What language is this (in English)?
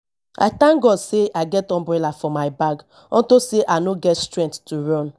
Nigerian Pidgin